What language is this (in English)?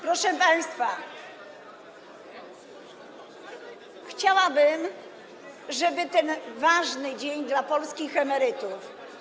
Polish